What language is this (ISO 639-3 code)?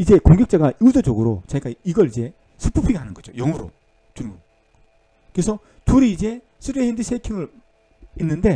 kor